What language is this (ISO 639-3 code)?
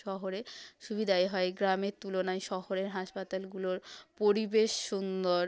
ben